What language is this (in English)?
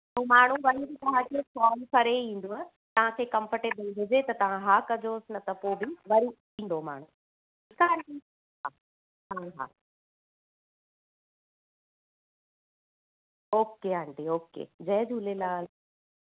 Sindhi